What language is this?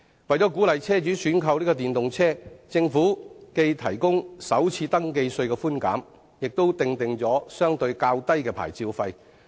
Cantonese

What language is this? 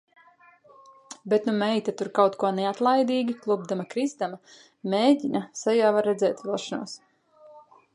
Latvian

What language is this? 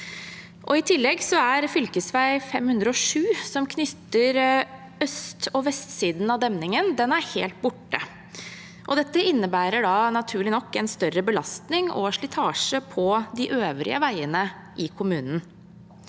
Norwegian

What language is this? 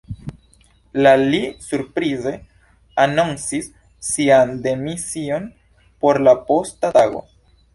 Esperanto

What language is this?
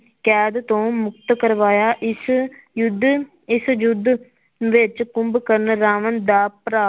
Punjabi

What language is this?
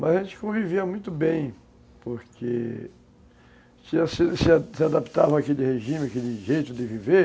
Portuguese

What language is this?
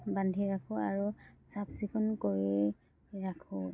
Assamese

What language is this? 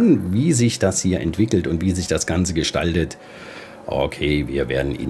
German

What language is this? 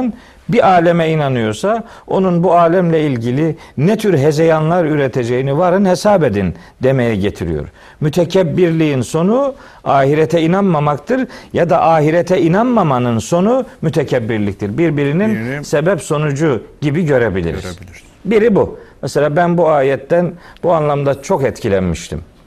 Turkish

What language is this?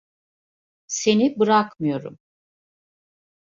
Turkish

